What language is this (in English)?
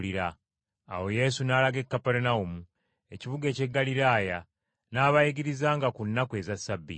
Ganda